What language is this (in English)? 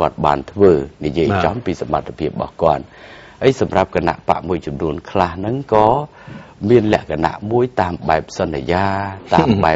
Thai